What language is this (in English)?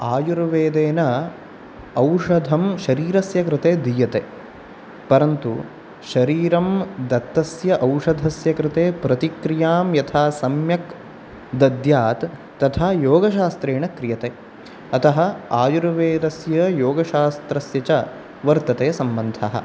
Sanskrit